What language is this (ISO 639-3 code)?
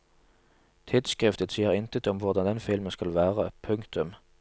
nor